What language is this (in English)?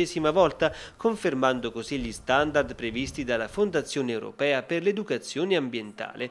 Italian